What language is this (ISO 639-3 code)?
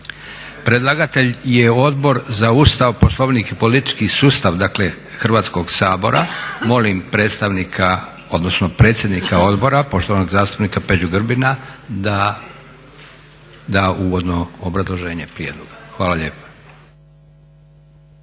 hrv